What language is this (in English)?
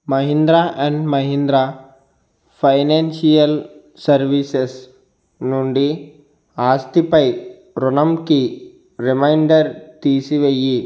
Telugu